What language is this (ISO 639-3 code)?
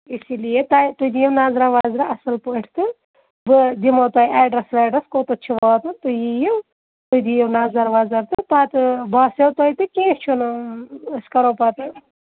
kas